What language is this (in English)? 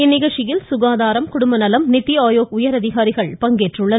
Tamil